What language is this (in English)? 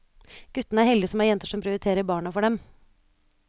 Norwegian